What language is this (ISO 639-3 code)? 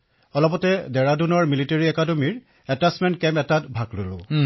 asm